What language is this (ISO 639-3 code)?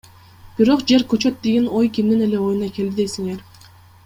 kir